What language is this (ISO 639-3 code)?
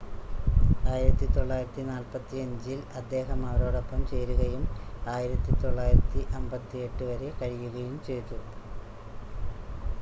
mal